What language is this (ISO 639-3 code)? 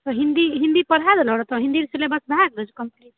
mai